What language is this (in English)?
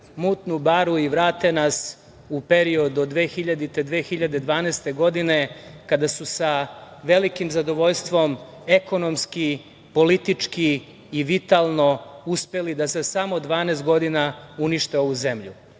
Serbian